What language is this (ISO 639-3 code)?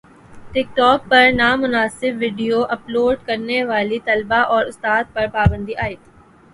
urd